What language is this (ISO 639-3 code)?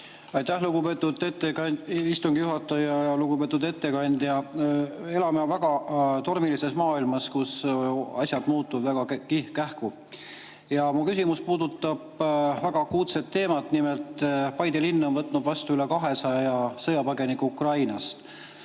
est